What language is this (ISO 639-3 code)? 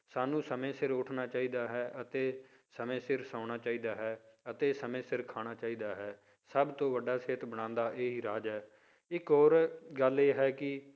pan